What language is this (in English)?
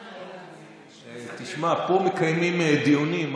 Hebrew